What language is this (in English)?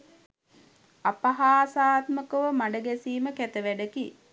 Sinhala